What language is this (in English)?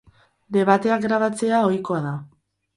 Basque